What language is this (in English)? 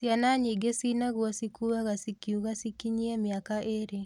Kikuyu